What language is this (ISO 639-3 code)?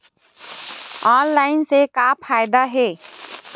hne